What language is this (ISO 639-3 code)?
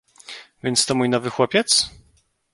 pol